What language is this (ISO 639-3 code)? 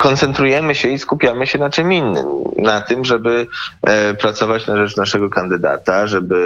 pol